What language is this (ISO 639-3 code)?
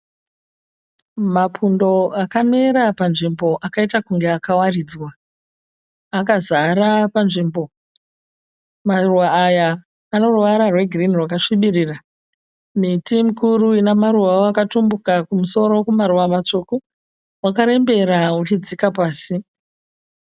sna